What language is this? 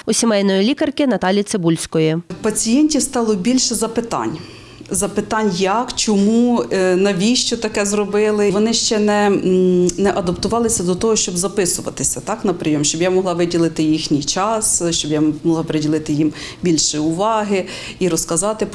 Ukrainian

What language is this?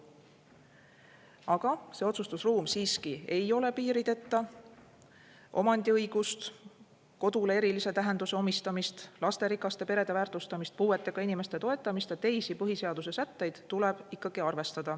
Estonian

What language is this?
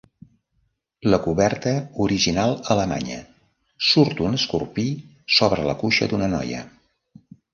Catalan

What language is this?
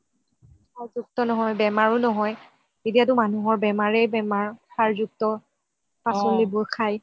Assamese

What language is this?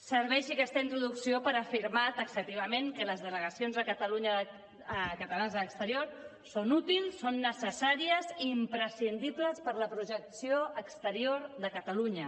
Catalan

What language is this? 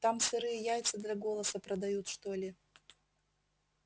Russian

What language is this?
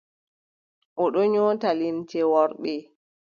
Adamawa Fulfulde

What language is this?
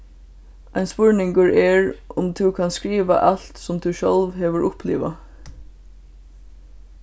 Faroese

